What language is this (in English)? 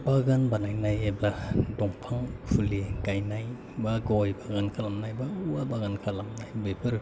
Bodo